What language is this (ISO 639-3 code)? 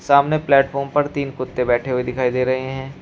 hin